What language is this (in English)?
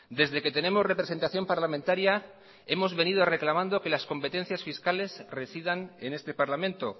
Spanish